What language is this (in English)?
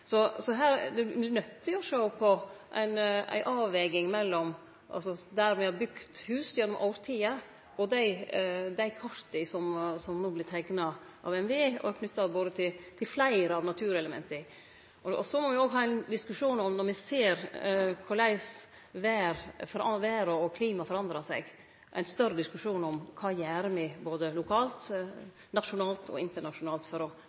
Norwegian Nynorsk